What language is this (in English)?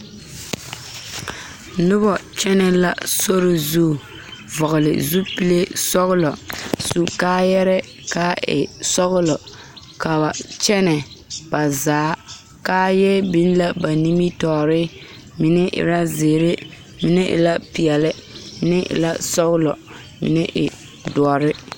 Southern Dagaare